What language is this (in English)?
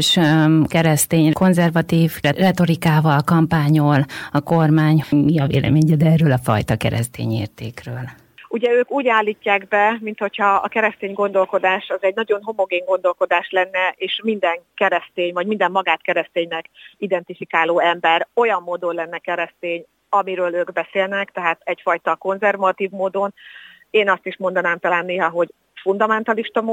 Hungarian